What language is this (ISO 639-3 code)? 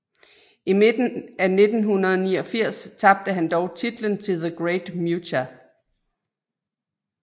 dan